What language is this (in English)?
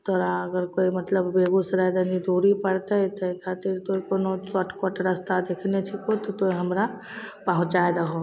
Maithili